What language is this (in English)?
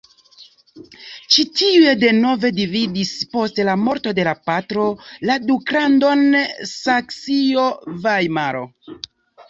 Esperanto